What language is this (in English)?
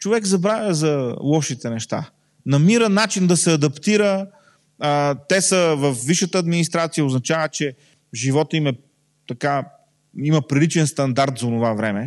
Bulgarian